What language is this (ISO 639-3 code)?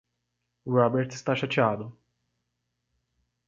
por